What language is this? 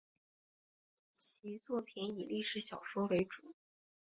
Chinese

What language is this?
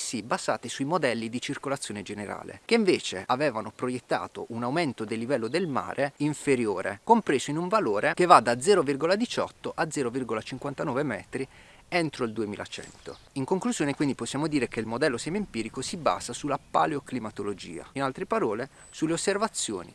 Italian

